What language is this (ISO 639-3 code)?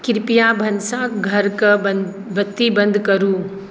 mai